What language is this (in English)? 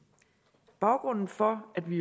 Danish